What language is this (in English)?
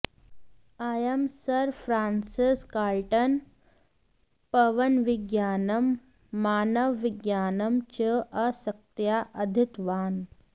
Sanskrit